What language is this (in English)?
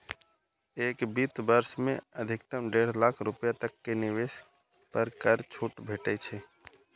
Maithili